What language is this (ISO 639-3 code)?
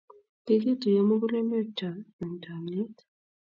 kln